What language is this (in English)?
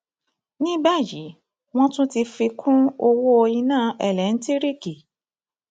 Yoruba